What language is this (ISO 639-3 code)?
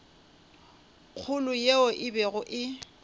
nso